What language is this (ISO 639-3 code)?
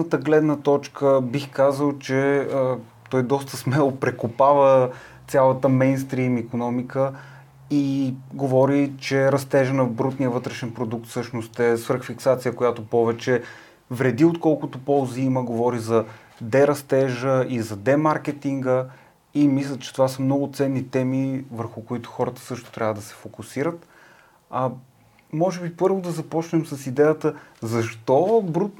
bul